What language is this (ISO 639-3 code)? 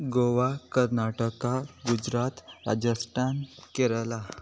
kok